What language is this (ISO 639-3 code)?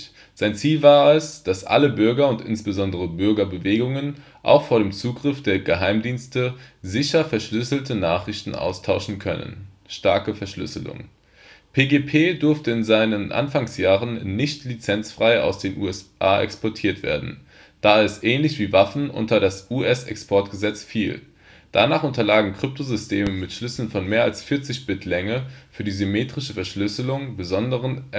deu